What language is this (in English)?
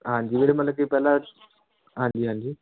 Punjabi